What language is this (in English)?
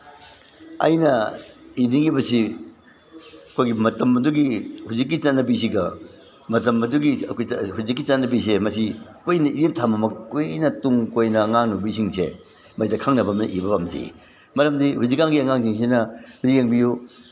Manipuri